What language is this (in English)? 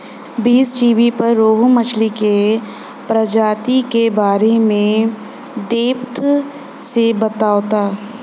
Bhojpuri